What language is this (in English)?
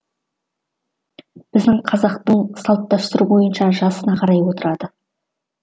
Kazakh